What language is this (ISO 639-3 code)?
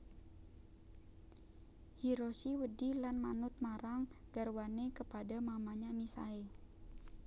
jav